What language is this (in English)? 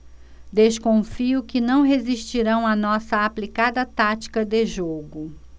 Portuguese